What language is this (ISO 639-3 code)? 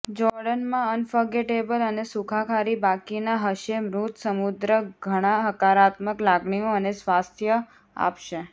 guj